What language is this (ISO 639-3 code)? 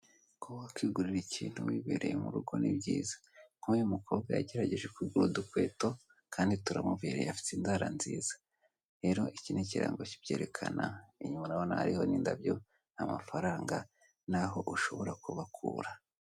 kin